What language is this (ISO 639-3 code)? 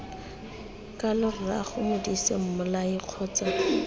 tsn